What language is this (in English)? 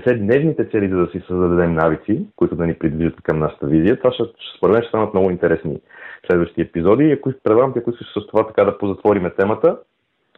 Bulgarian